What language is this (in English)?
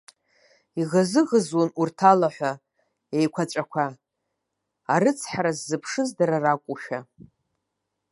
Abkhazian